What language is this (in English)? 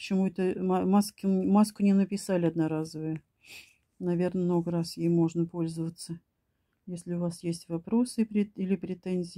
Russian